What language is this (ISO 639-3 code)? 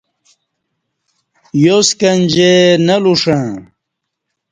bsh